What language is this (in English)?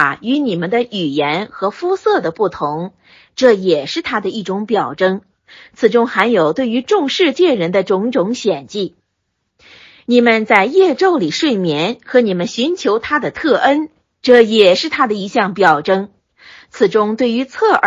Chinese